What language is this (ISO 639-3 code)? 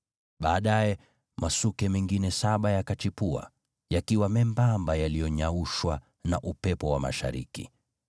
swa